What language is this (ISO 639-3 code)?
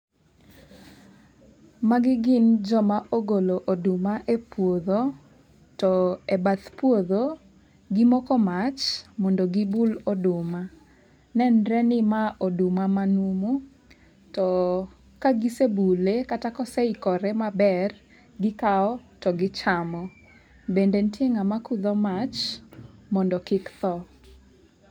luo